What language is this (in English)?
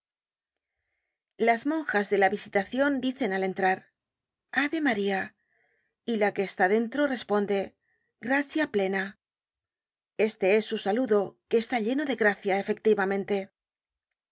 Spanish